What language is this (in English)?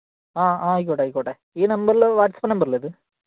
Malayalam